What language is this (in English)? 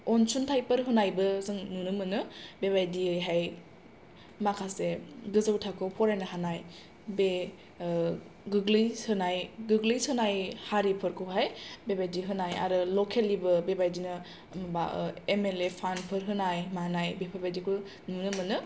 Bodo